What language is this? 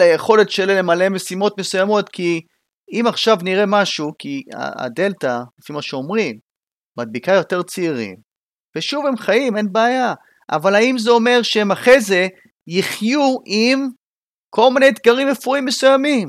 Hebrew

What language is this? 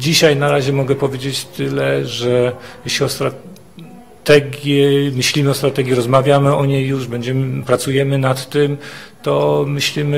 Polish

